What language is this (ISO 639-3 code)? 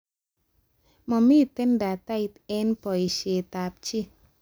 kln